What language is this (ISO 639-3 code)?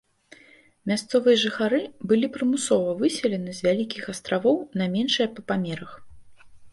bel